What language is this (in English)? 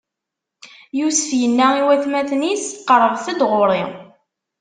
Kabyle